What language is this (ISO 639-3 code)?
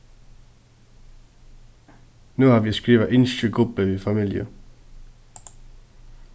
fao